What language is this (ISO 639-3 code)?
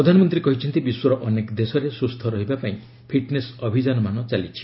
ori